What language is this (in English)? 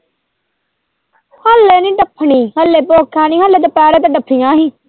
Punjabi